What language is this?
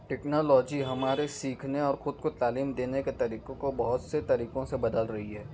Urdu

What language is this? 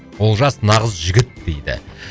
Kazakh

